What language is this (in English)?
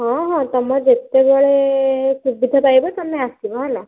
Odia